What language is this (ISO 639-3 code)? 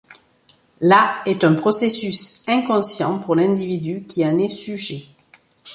fra